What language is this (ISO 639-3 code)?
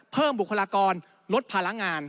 tha